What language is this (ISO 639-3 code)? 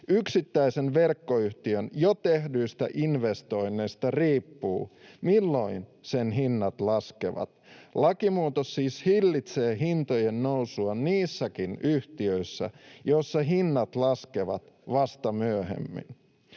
fin